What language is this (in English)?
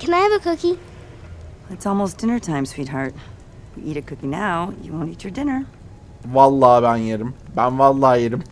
Turkish